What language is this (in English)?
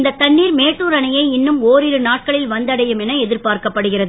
Tamil